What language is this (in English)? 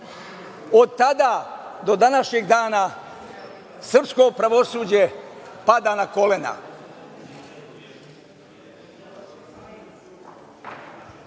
Serbian